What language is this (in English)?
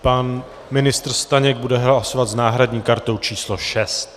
Czech